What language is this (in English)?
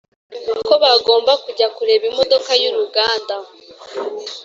Kinyarwanda